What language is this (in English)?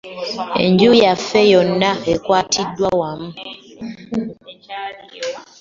Ganda